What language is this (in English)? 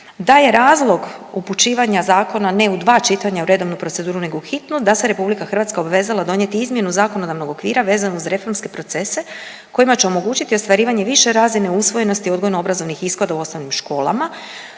Croatian